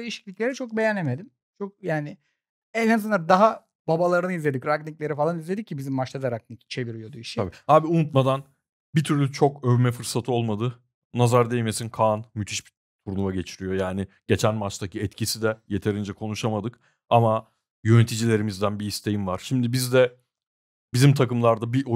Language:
Turkish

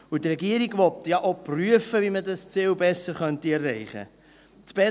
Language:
Swiss German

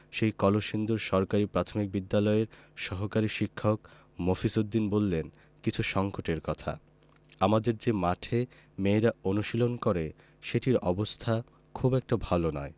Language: Bangla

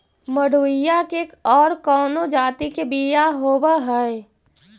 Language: Magahi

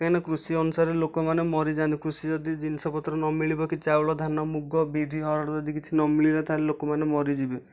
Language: Odia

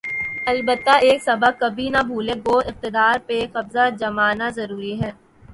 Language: Urdu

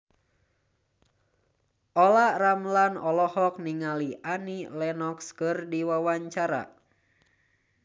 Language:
Sundanese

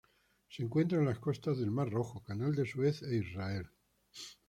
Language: Spanish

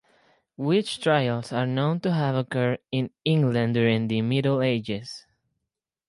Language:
English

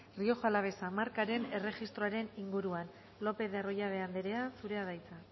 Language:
Basque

